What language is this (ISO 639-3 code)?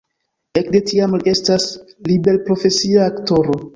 epo